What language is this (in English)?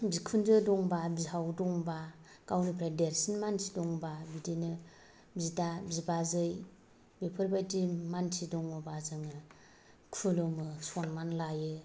Bodo